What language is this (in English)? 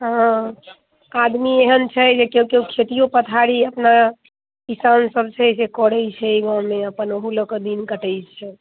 Maithili